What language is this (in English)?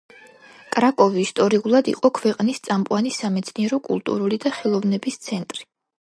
Georgian